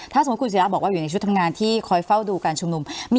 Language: Thai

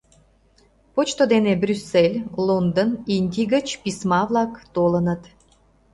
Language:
Mari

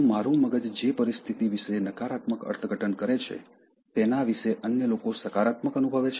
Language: Gujarati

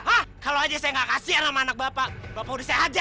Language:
Indonesian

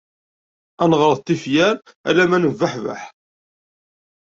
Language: Kabyle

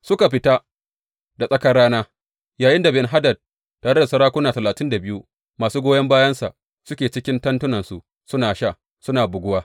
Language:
Hausa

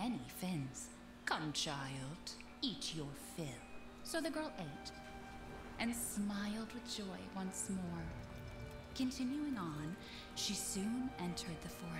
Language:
English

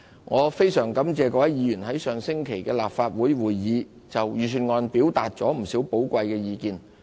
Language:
Cantonese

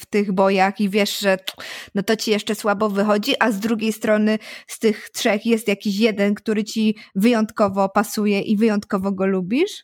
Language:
Polish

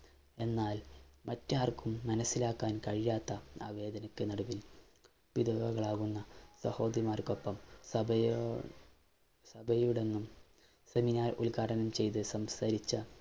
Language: Malayalam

